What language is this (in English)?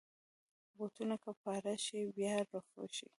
Pashto